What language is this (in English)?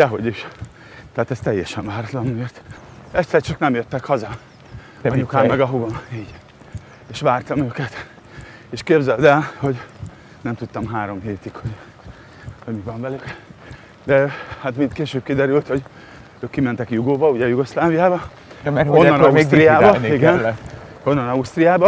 Hungarian